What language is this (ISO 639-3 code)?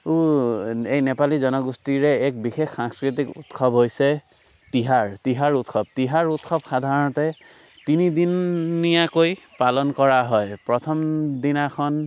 asm